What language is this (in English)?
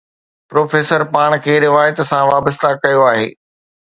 Sindhi